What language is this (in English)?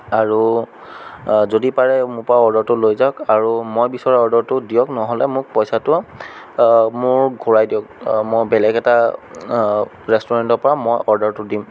Assamese